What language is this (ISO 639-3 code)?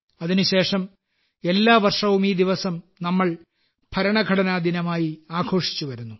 mal